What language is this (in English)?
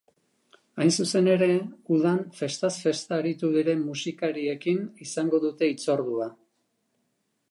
Basque